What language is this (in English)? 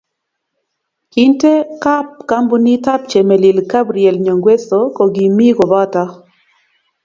Kalenjin